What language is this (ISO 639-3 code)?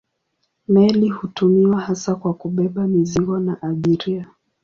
swa